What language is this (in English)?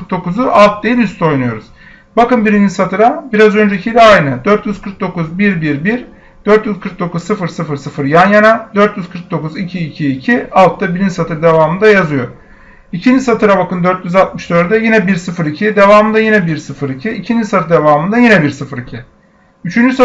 Turkish